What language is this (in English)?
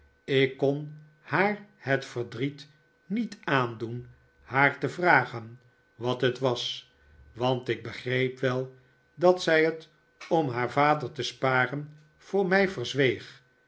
Dutch